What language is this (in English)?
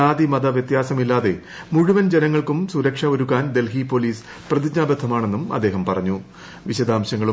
Malayalam